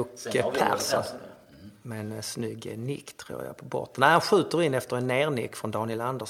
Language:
Swedish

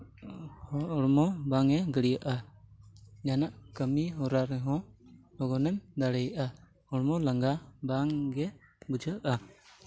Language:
Santali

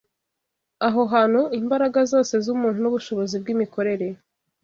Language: Kinyarwanda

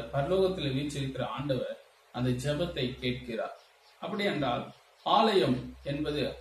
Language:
Romanian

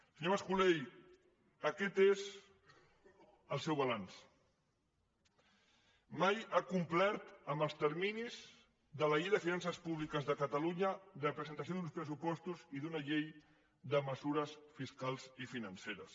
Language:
Catalan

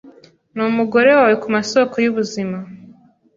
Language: Kinyarwanda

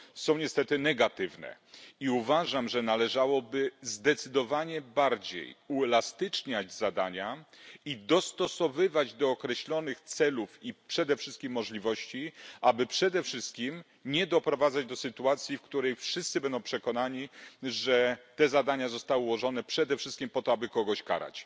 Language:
Polish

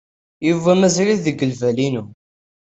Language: Kabyle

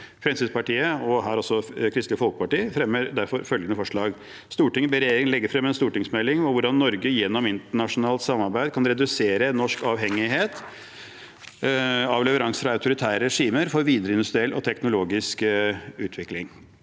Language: Norwegian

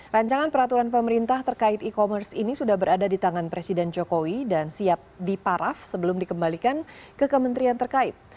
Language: Indonesian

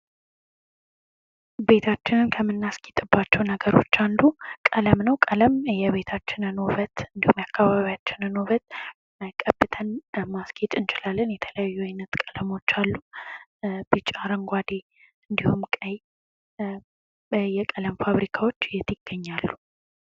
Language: Amharic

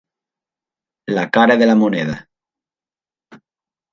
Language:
Catalan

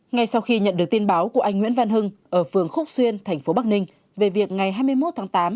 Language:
Vietnamese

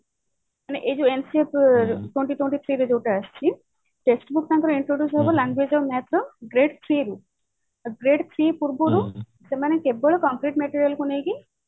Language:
Odia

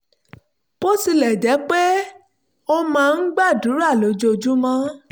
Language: Yoruba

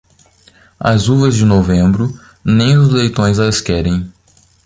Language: Portuguese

